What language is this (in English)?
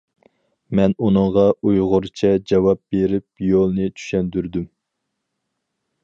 Uyghur